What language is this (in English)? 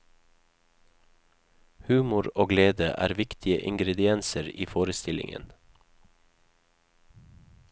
Norwegian